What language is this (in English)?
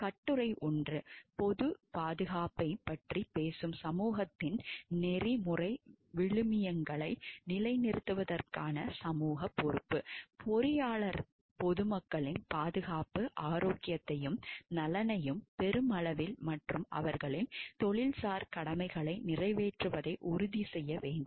Tamil